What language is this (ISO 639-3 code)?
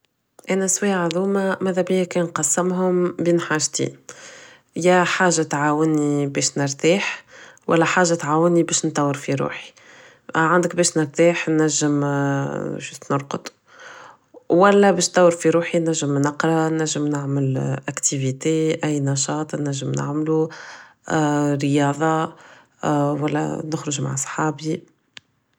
aeb